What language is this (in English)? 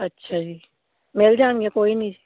Punjabi